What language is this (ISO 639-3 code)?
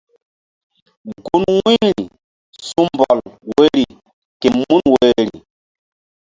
mdd